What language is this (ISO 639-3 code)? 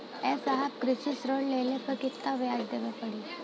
bho